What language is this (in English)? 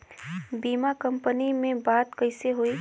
Bhojpuri